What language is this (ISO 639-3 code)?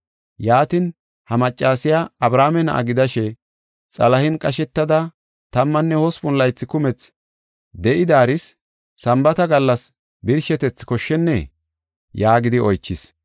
gof